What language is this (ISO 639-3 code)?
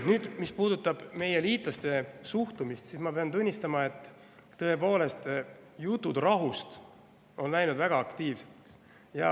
est